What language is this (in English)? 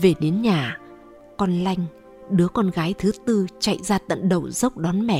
Vietnamese